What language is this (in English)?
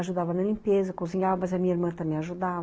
Portuguese